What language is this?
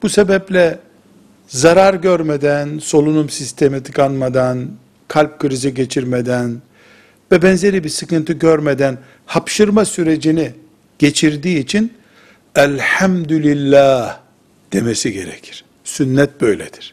Turkish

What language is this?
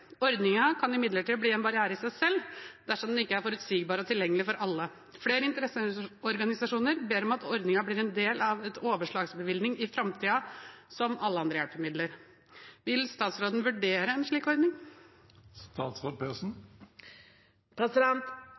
Norwegian Bokmål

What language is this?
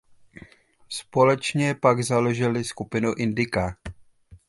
Czech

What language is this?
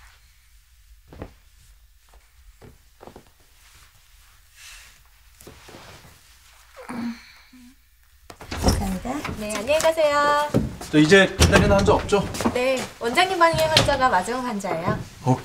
Korean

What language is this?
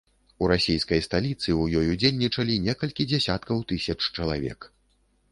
Belarusian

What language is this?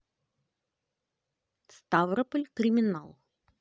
Russian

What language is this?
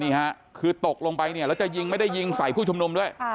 Thai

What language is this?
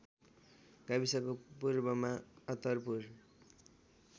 Nepali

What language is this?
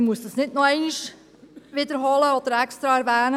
Swiss German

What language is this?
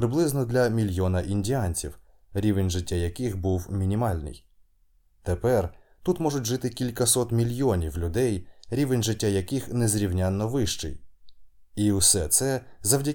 Ukrainian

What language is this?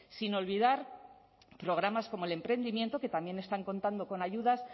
Spanish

